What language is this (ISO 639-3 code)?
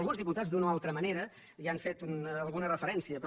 cat